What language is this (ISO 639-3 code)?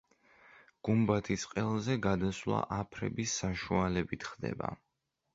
kat